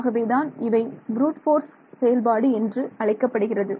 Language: Tamil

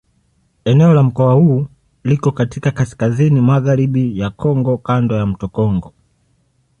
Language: Swahili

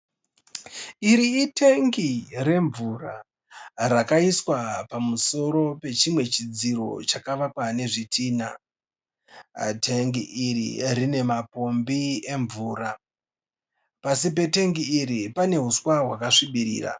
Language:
Shona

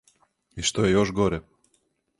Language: Serbian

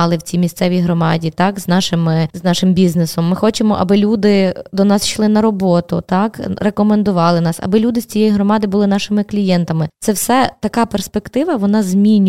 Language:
Ukrainian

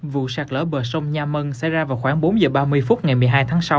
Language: Vietnamese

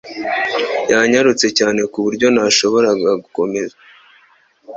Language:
Kinyarwanda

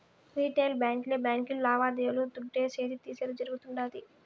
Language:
Telugu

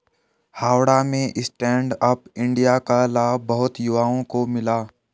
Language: Hindi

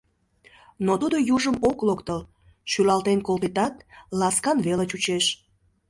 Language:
Mari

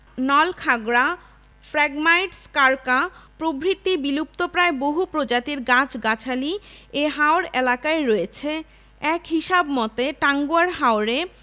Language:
Bangla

